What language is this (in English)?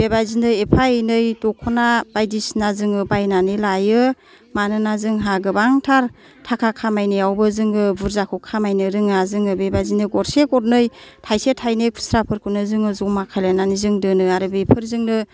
Bodo